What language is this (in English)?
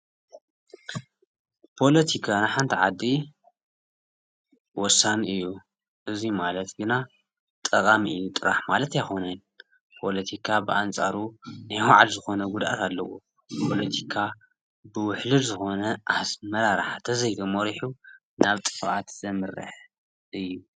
Tigrinya